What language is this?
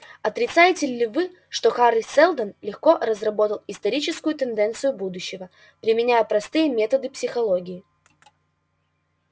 Russian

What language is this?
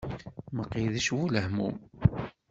Kabyle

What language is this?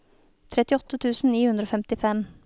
Norwegian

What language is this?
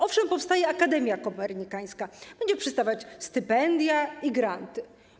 Polish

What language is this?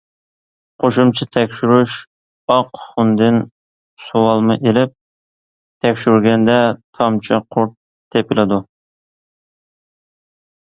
Uyghur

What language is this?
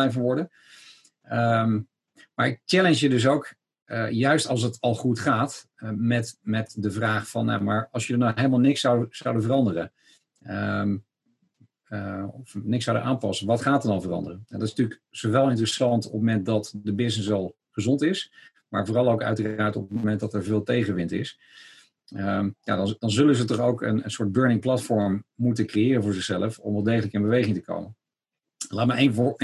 Dutch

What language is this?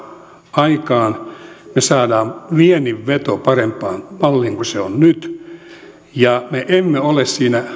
Finnish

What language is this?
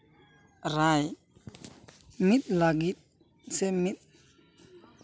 Santali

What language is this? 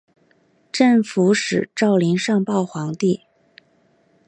Chinese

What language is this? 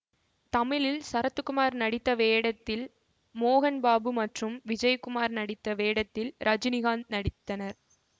Tamil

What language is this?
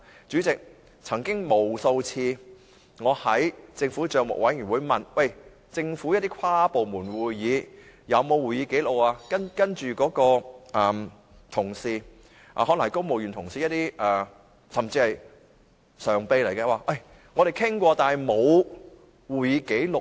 Cantonese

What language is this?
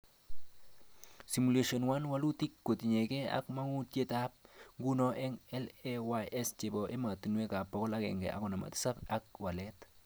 Kalenjin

